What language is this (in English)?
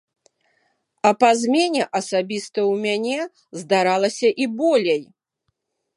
Belarusian